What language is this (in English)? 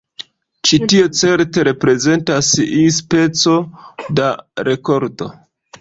Esperanto